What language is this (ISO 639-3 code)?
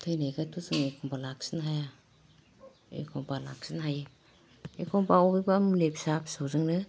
brx